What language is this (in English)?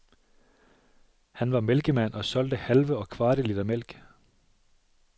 Danish